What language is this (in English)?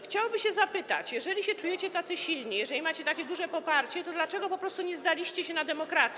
Polish